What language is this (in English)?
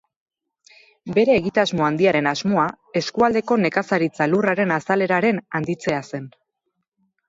Basque